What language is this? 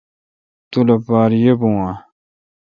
Kalkoti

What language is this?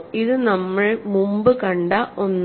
Malayalam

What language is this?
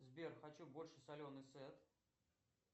Russian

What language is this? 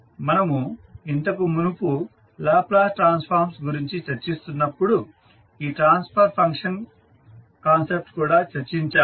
Telugu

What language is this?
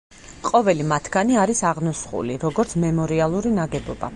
Georgian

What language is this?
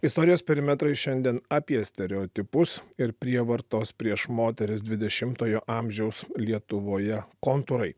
Lithuanian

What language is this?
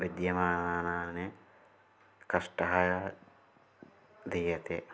Sanskrit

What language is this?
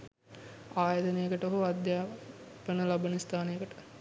Sinhala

